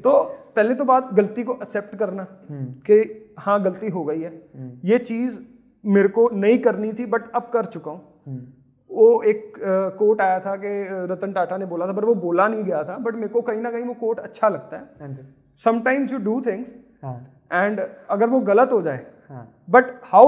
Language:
Hindi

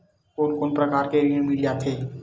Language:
Chhattisgarhi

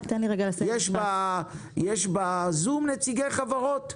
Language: Hebrew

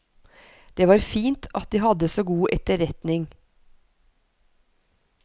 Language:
Norwegian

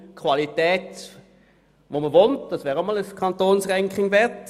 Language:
Swiss German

